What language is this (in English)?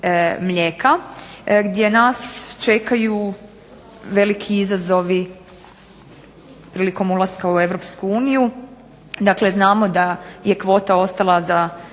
Croatian